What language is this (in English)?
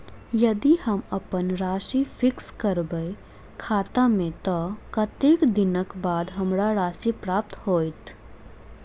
Maithili